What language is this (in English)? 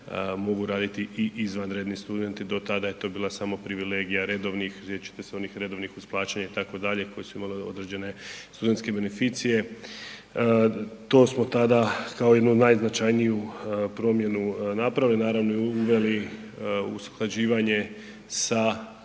Croatian